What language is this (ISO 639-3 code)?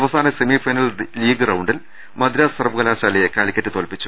mal